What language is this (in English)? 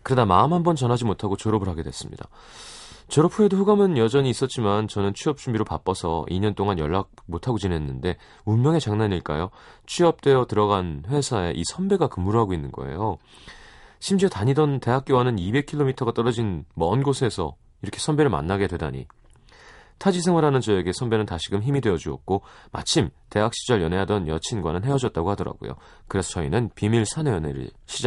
Korean